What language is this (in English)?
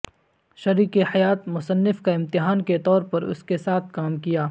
Urdu